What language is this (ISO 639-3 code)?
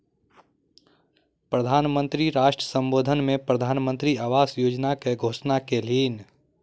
mai